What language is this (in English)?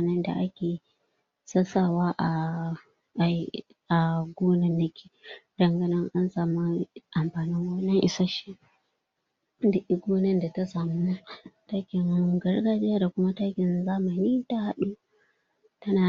Hausa